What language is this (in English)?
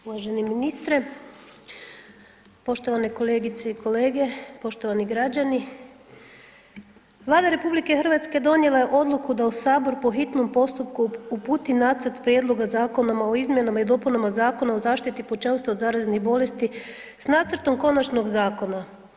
Croatian